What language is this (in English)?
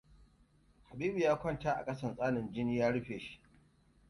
Hausa